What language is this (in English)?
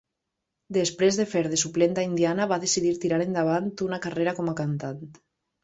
Catalan